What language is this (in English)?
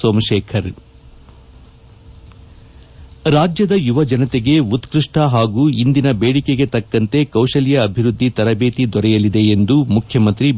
Kannada